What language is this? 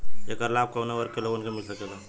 Bhojpuri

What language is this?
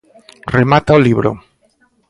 Galician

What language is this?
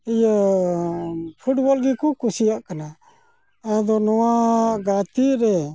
Santali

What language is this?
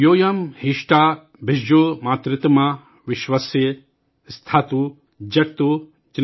Urdu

